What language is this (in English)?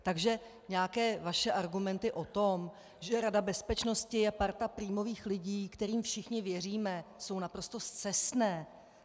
Czech